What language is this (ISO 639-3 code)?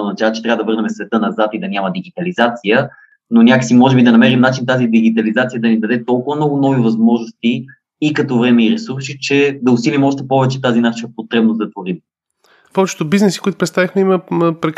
bul